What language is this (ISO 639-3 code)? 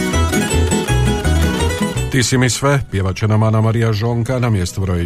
hrv